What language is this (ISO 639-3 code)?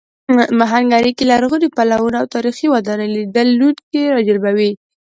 pus